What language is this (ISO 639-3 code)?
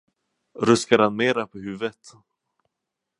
swe